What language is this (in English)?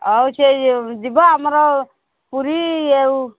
Odia